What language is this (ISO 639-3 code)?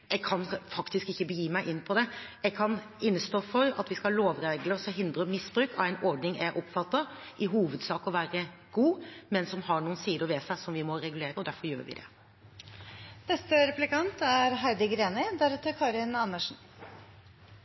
nob